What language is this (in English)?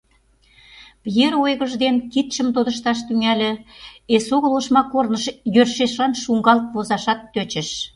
Mari